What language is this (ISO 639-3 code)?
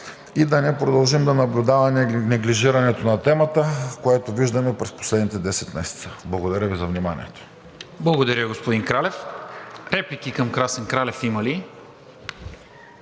bul